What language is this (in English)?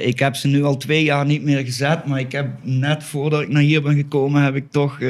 Dutch